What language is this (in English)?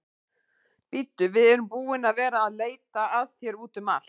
Icelandic